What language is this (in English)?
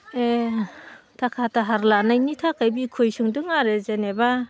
Bodo